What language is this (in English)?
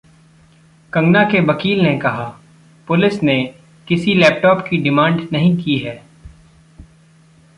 Hindi